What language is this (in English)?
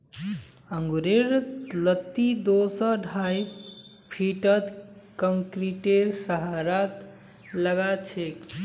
Magahi